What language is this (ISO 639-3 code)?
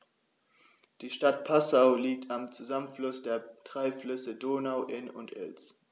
deu